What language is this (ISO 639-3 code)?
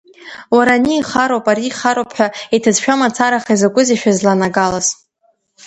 abk